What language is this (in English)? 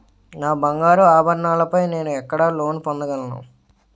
Telugu